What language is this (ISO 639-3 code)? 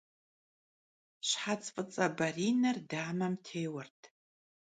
kbd